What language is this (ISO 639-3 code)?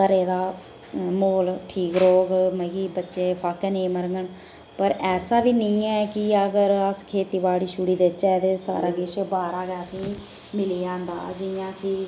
doi